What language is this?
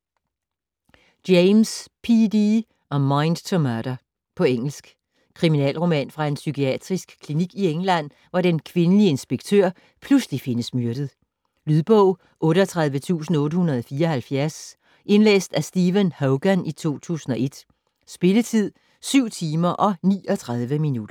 Danish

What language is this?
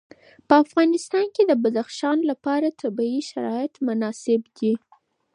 Pashto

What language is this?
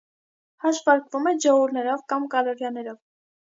Armenian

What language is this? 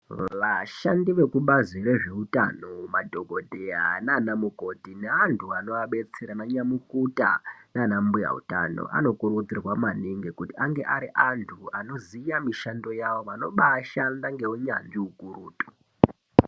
Ndau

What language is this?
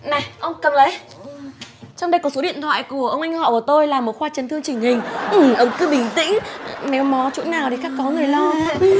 Vietnamese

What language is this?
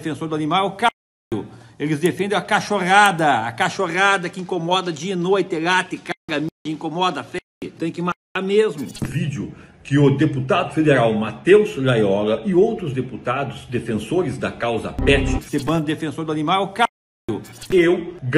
Portuguese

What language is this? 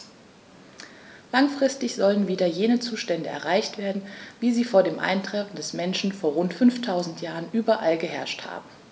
German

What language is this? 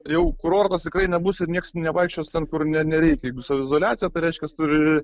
Lithuanian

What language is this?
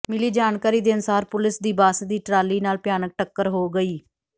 Punjabi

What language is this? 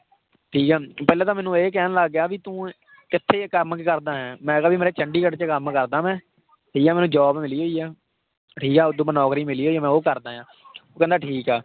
Punjabi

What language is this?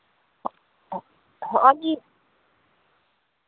Santali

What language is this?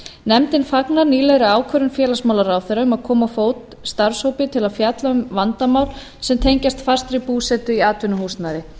Icelandic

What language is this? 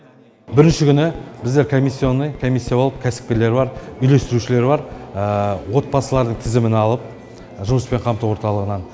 Kazakh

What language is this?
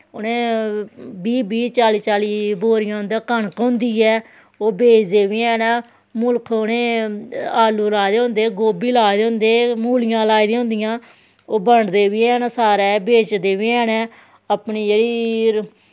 Dogri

